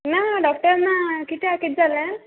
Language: Konkani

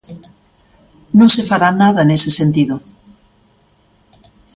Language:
Galician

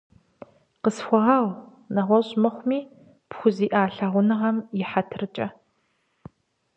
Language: Kabardian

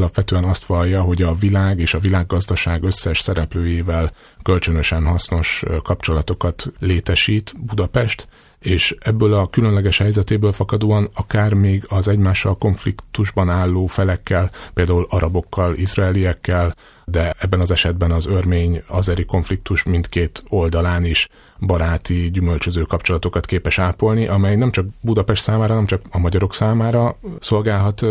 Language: Hungarian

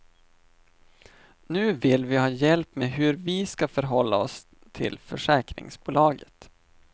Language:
Swedish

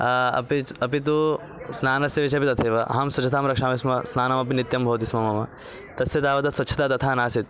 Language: Sanskrit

